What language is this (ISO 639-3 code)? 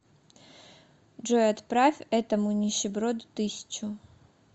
rus